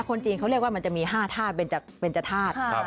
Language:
Thai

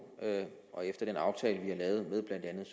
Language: Danish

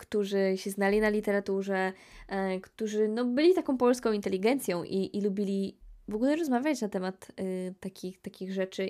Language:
Polish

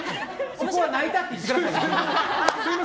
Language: Japanese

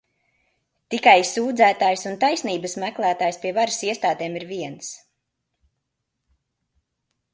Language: Latvian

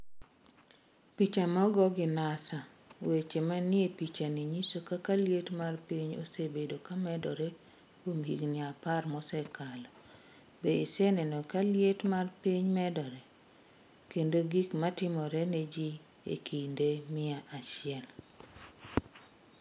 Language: Luo (Kenya and Tanzania)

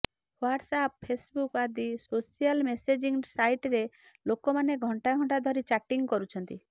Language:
Odia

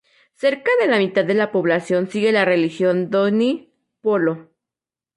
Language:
Spanish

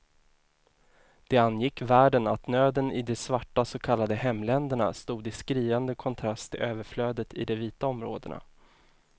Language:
Swedish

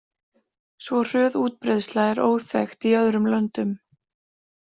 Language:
Icelandic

